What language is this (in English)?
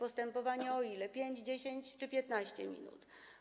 Polish